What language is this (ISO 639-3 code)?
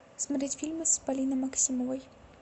rus